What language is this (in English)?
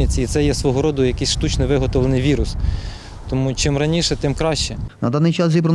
Ukrainian